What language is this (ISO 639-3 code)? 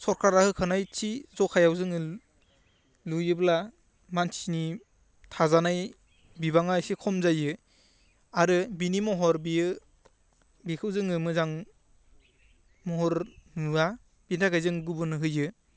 brx